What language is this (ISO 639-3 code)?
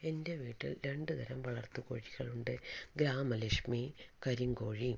mal